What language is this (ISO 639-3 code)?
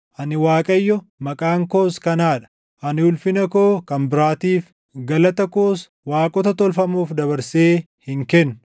orm